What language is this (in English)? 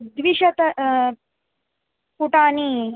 Sanskrit